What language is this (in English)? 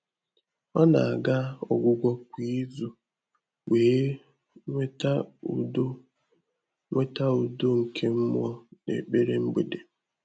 Igbo